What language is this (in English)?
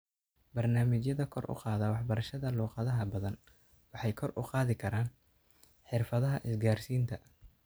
Somali